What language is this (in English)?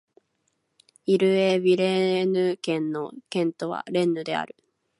Japanese